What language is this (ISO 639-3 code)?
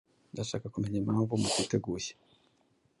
kin